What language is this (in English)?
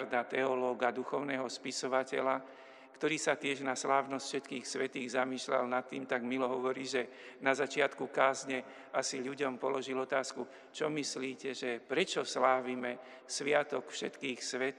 Slovak